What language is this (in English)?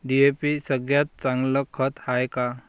Marathi